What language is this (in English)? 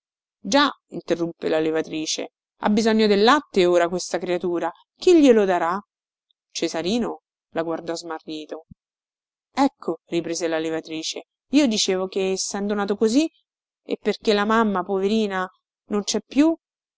Italian